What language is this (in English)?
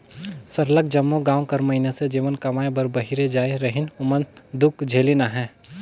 Chhattisgarhi